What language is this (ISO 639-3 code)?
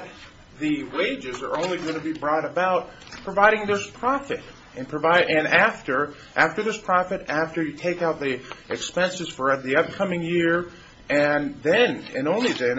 eng